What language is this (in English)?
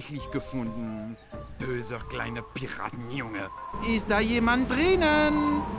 German